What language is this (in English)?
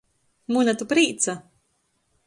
Latgalian